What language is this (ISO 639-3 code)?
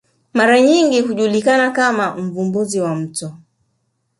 swa